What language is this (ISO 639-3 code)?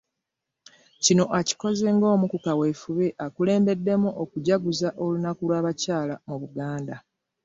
lug